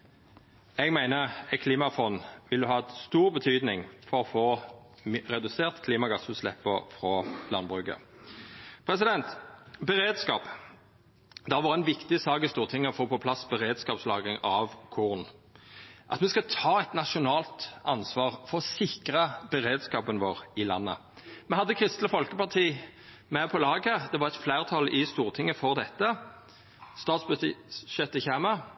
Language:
Norwegian Nynorsk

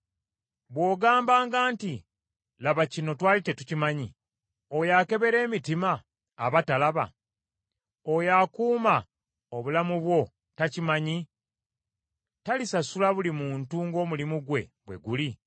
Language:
Ganda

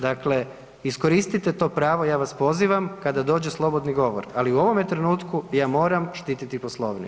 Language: Croatian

